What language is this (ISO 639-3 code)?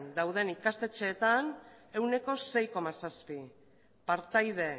eus